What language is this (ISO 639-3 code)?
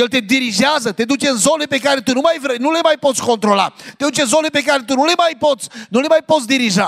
ron